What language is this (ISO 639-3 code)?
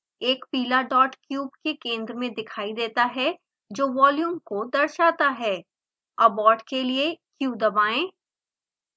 hin